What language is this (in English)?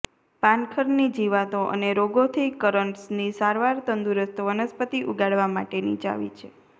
Gujarati